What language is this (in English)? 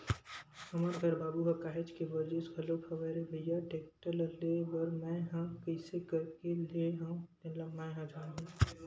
Chhattisgarhi